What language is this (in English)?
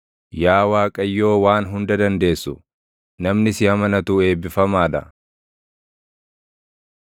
Oromo